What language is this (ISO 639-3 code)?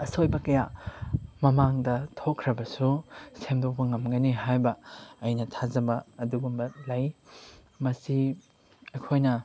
mni